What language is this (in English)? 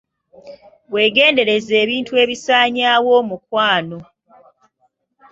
Ganda